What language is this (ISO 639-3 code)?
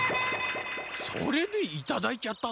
jpn